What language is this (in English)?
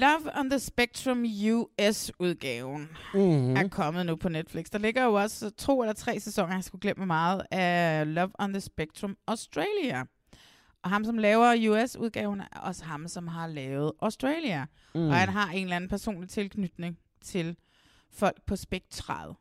Danish